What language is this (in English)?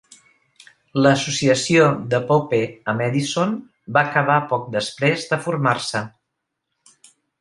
Catalan